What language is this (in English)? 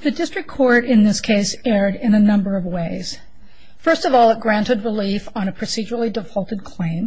English